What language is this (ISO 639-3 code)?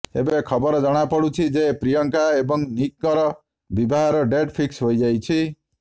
ori